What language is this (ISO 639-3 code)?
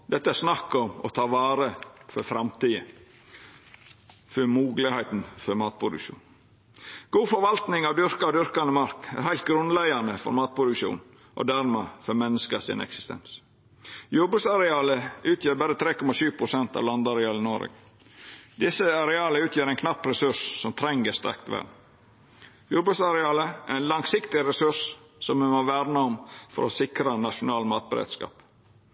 nno